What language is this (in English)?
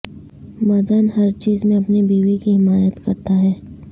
Urdu